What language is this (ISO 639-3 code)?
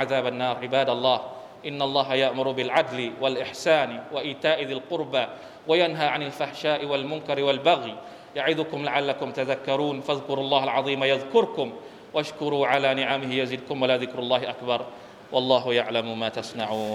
tha